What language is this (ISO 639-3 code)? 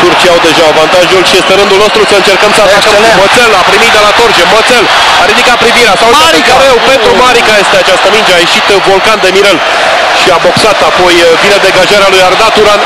ron